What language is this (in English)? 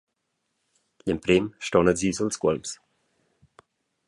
Romansh